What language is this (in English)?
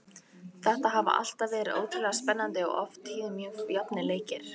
Icelandic